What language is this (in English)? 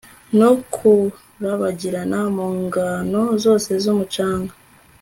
Kinyarwanda